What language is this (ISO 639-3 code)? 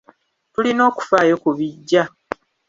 lug